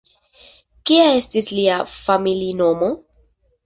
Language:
Esperanto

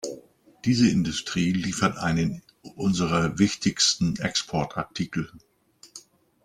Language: German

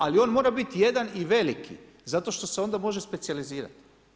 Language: Croatian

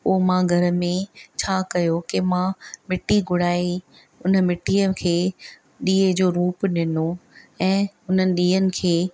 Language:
Sindhi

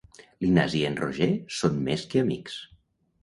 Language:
Catalan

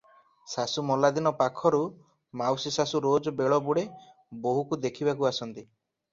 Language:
Odia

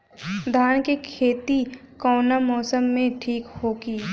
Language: Bhojpuri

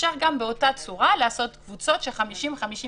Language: Hebrew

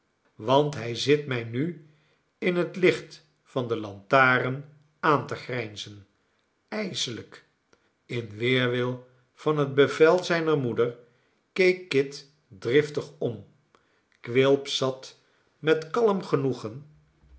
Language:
Dutch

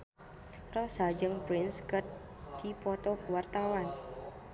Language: Sundanese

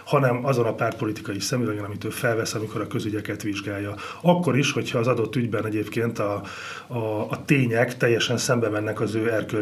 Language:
Hungarian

